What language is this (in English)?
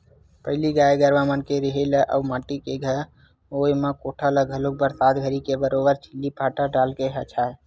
Chhattisgarhi